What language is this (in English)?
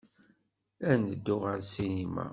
Kabyle